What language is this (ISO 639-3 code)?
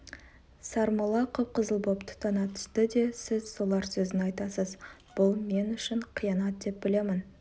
kaz